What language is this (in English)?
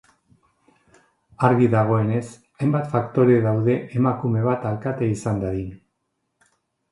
Basque